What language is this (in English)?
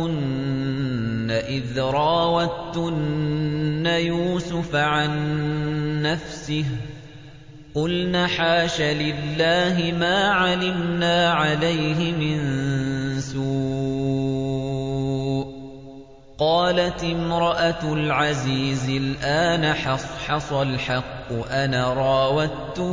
Arabic